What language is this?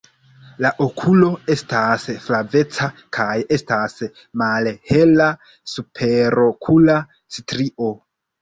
Esperanto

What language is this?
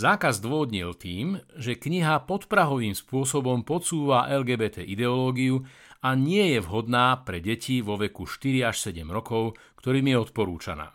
Slovak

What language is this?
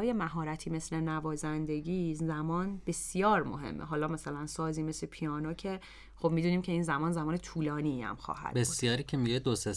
Persian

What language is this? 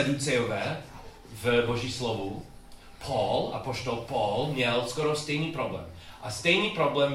Czech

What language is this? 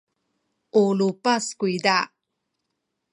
Sakizaya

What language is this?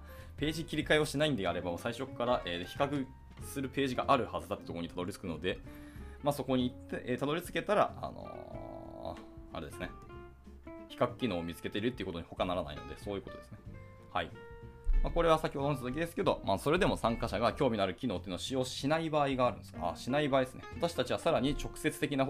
Japanese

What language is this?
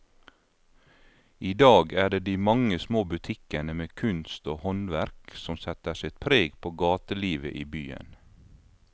Norwegian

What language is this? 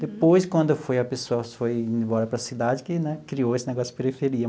Portuguese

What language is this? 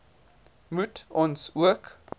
Afrikaans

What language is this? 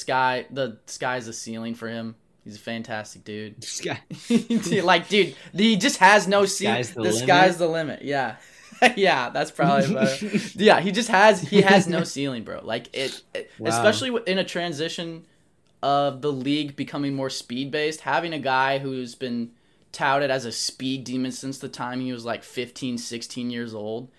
English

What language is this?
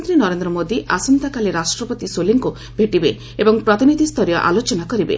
Odia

